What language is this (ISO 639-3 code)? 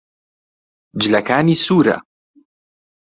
ckb